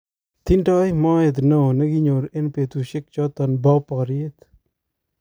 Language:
Kalenjin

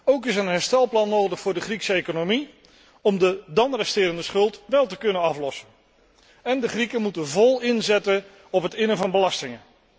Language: Dutch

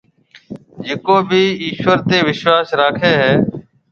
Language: Marwari (Pakistan)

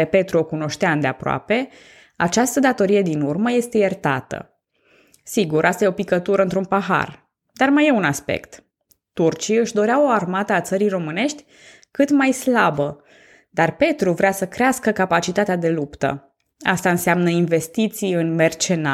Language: Romanian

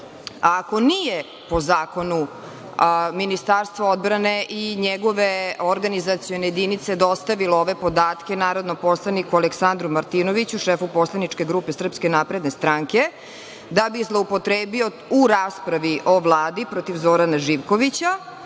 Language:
Serbian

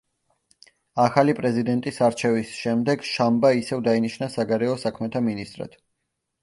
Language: Georgian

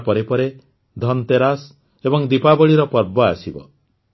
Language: Odia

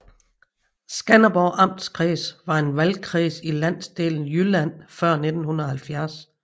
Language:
Danish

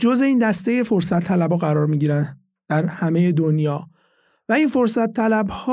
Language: Persian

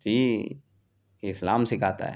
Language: Urdu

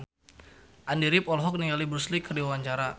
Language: Sundanese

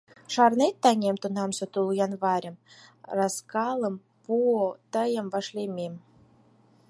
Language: Mari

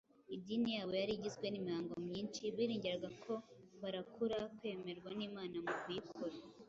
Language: Kinyarwanda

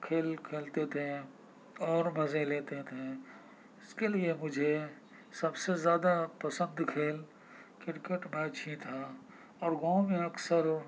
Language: Urdu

